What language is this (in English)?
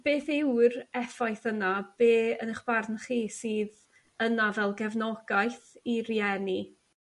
Welsh